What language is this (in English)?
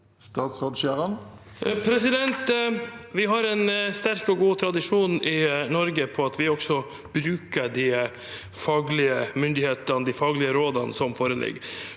Norwegian